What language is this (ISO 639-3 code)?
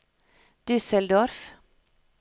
nor